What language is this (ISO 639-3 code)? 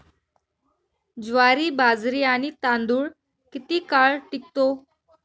mar